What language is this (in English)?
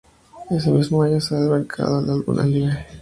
Spanish